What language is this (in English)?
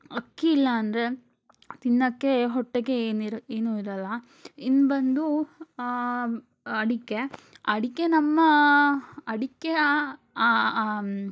Kannada